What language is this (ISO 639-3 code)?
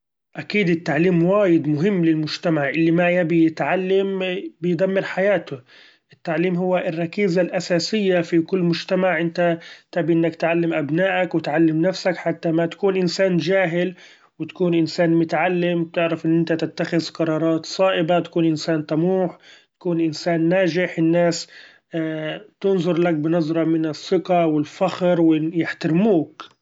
afb